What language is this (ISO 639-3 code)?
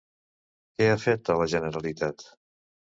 cat